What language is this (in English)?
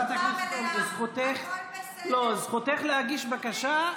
Hebrew